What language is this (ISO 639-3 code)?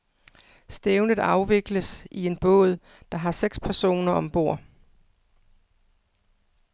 dan